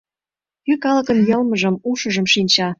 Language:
Mari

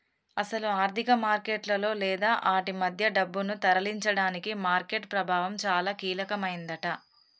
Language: Telugu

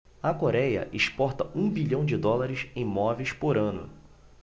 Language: Portuguese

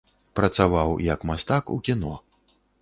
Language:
Belarusian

